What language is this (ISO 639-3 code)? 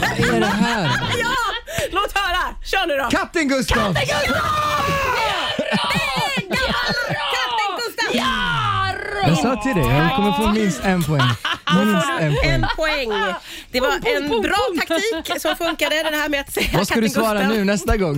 swe